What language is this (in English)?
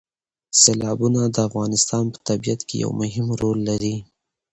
Pashto